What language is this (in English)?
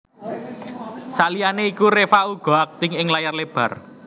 Javanese